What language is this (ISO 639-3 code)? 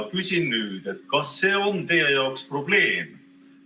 est